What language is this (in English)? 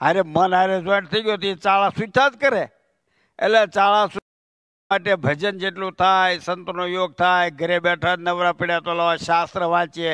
Gujarati